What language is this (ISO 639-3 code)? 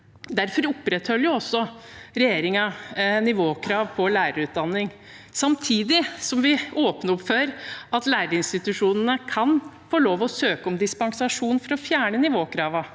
nor